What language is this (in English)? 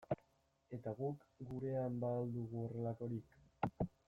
Basque